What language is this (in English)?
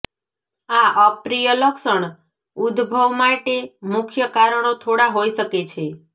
Gujarati